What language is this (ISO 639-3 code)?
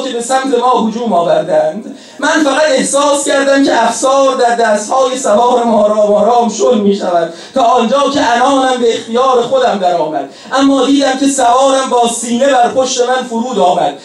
fas